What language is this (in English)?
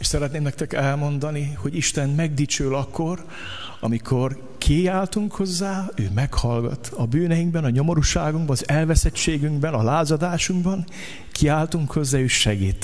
Hungarian